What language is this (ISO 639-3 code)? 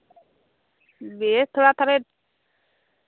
sat